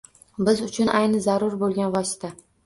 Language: Uzbek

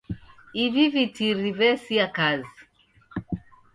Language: Taita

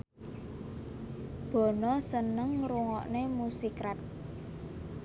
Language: Javanese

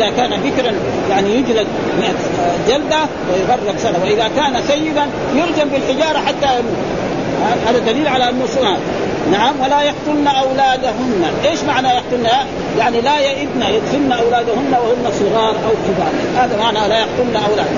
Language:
Arabic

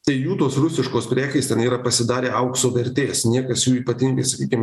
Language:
Lithuanian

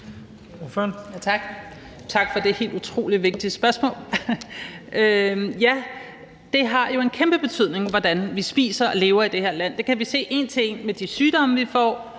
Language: Danish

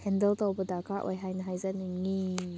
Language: Manipuri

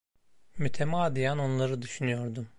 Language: Turkish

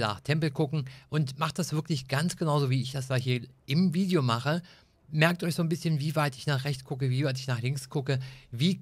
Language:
German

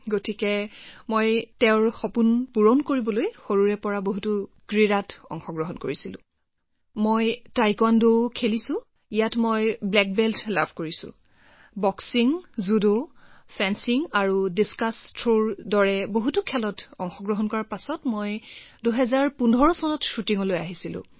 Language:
Assamese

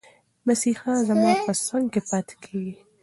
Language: Pashto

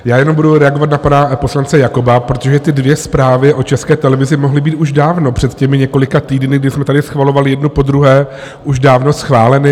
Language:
Czech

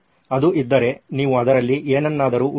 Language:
Kannada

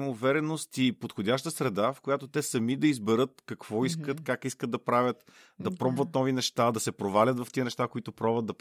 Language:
Bulgarian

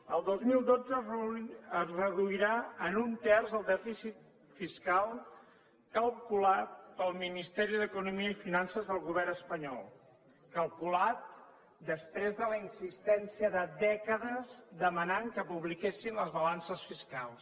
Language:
Catalan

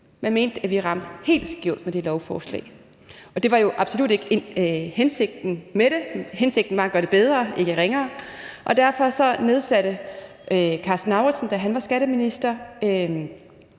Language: Danish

